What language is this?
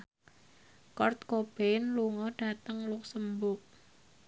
Javanese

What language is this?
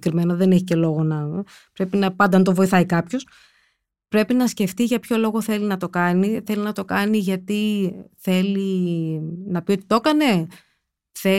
Greek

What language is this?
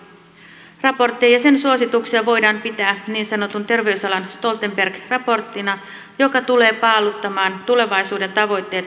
Finnish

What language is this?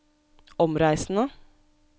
Norwegian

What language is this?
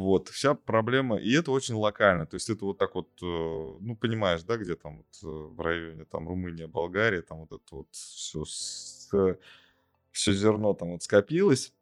Russian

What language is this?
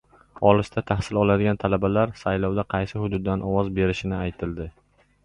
Uzbek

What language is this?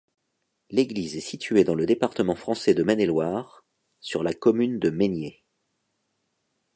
French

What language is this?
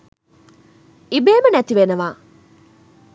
Sinhala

